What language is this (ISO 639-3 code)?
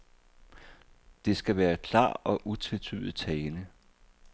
dan